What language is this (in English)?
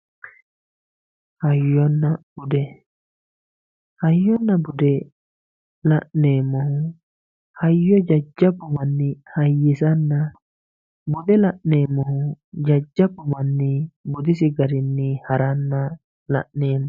Sidamo